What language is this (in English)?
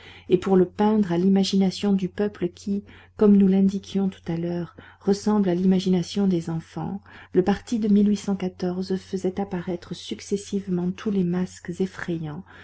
French